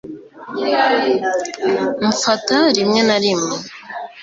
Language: Kinyarwanda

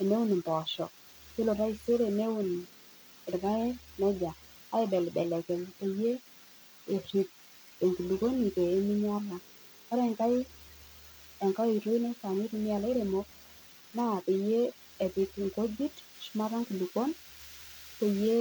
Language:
Masai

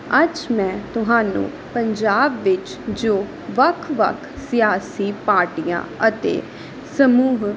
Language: Punjabi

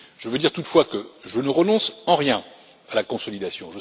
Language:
French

